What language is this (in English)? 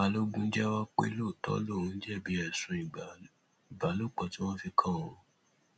Yoruba